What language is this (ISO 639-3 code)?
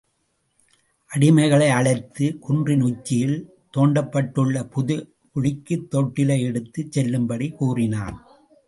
tam